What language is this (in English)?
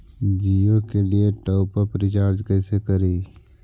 Magahi